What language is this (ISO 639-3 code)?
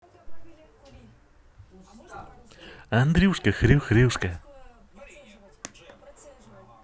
rus